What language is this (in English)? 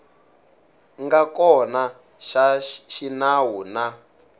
Tsonga